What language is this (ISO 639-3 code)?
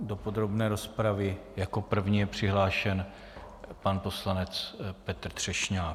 ces